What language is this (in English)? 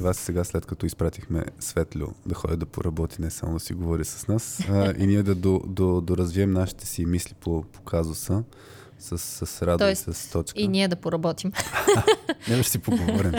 Bulgarian